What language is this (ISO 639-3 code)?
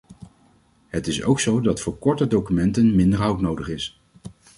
nld